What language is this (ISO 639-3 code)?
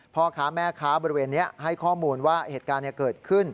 tha